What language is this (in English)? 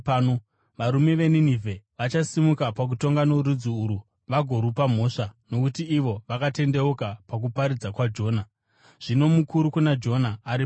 Shona